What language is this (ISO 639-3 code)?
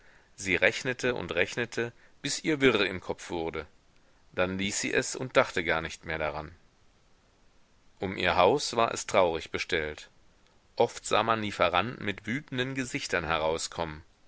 deu